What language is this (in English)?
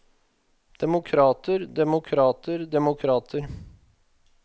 Norwegian